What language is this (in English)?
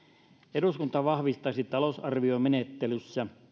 Finnish